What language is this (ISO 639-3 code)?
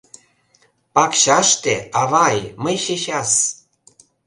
chm